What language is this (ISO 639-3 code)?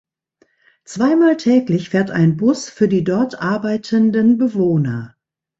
deu